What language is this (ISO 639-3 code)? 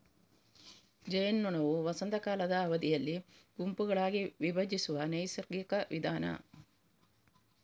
kan